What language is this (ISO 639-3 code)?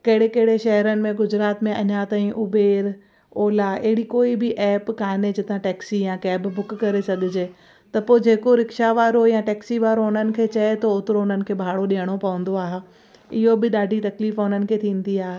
snd